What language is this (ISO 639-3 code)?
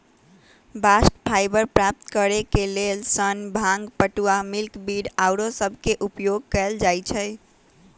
mag